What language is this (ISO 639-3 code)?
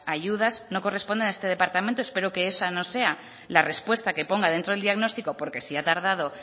spa